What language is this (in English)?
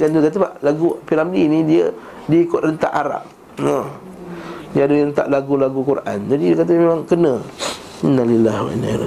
Malay